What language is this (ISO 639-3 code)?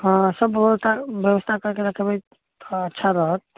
mai